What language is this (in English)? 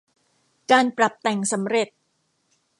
Thai